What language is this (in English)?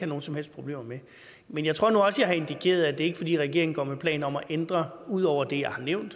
Danish